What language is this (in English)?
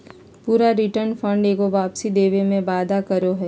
Magahi